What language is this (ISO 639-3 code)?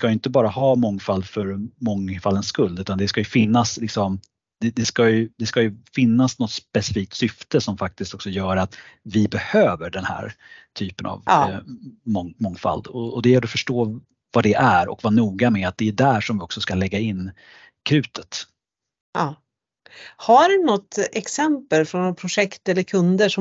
swe